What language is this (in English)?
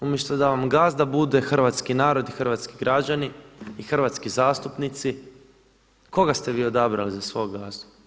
Croatian